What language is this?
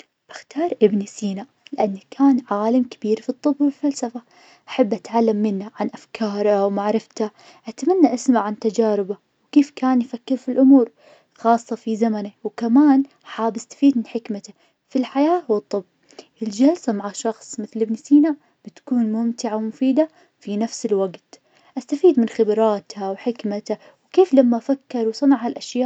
Najdi Arabic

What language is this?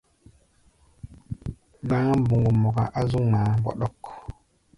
Gbaya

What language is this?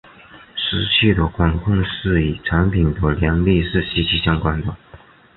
Chinese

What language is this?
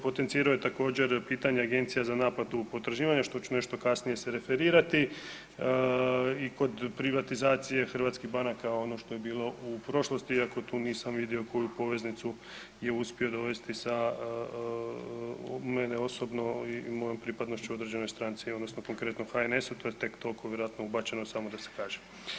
Croatian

